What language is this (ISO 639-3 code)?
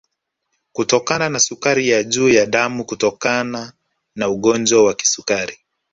swa